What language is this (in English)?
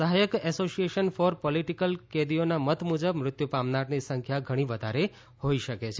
Gujarati